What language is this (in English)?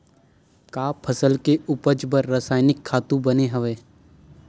Chhattisgarhi